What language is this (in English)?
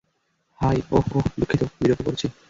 Bangla